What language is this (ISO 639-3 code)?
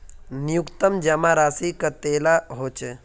mag